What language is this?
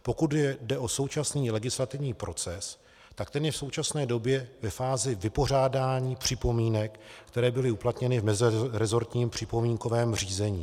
Czech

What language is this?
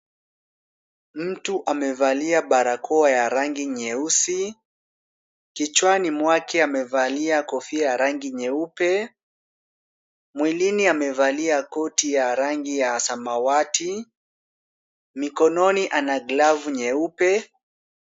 Swahili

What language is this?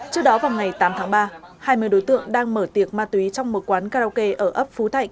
Vietnamese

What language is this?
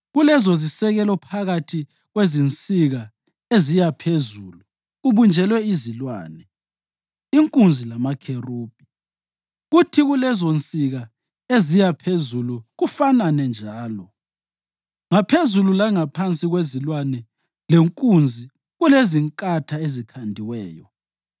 North Ndebele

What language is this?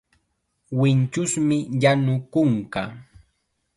Chiquián Ancash Quechua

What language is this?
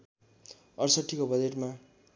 Nepali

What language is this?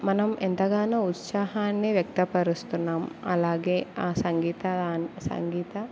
Telugu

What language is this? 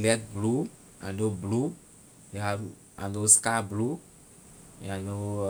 Liberian English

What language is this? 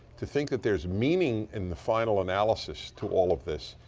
English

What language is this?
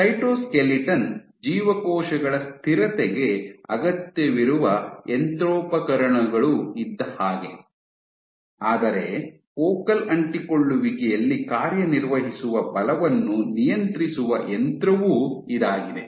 Kannada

